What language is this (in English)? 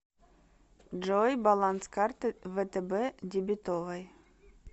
Russian